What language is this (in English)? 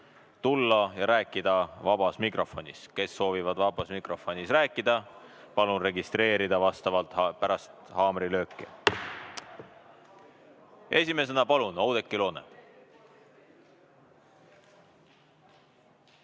Estonian